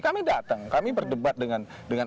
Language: Indonesian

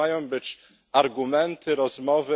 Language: Polish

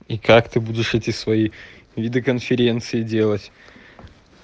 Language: Russian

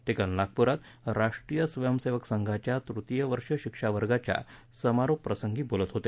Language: Marathi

